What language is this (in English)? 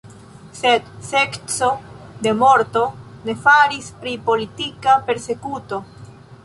Esperanto